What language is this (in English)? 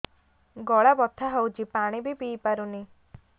Odia